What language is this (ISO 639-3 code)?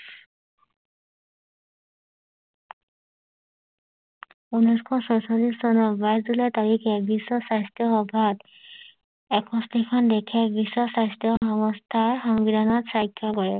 asm